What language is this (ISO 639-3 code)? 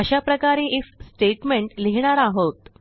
mar